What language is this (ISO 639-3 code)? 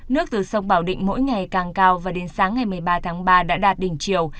vie